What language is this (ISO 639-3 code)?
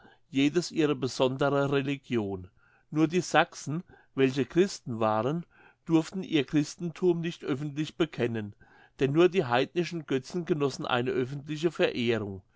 deu